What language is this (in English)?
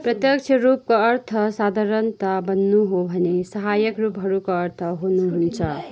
Nepali